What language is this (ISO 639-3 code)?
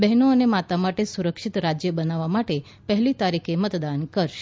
guj